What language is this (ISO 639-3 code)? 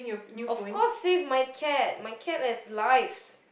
eng